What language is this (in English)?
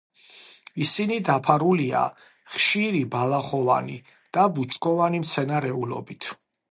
Georgian